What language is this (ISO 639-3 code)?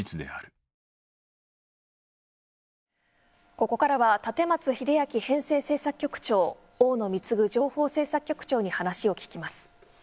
jpn